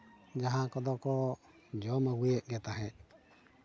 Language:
Santali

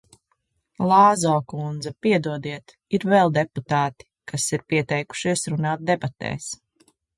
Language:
Latvian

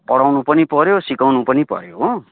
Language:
Nepali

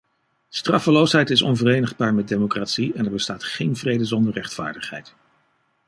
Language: Dutch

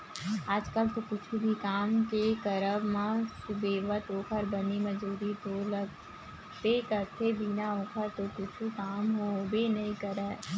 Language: Chhattisgarhi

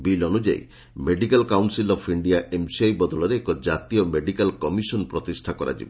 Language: Odia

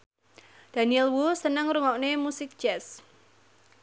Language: Javanese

